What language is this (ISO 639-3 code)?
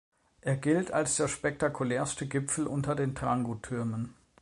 deu